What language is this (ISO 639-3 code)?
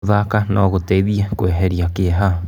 kik